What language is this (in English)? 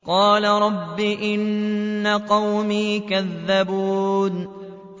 Arabic